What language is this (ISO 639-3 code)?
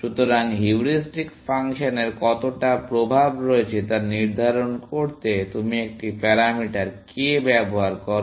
ben